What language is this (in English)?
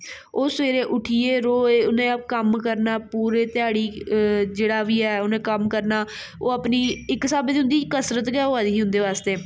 Dogri